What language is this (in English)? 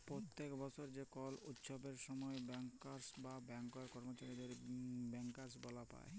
Bangla